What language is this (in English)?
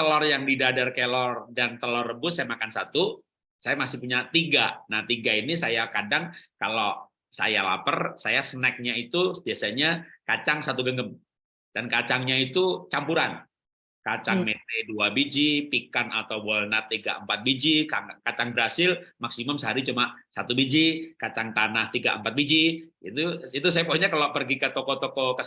Indonesian